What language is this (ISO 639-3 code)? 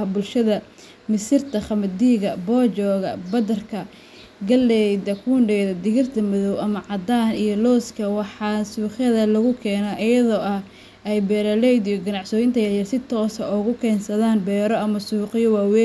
som